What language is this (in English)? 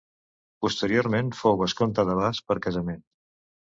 Catalan